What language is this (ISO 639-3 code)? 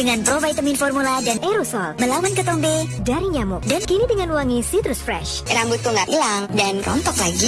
ind